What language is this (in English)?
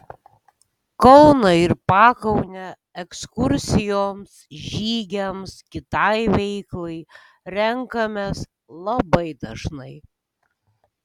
Lithuanian